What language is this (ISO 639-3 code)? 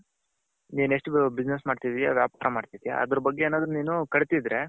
kan